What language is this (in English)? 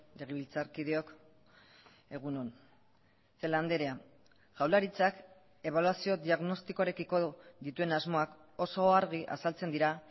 Basque